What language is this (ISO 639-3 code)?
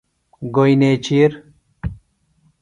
phl